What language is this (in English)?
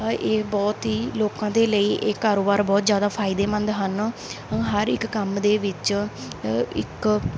Punjabi